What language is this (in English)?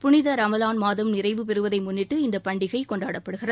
Tamil